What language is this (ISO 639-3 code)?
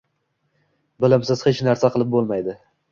uzb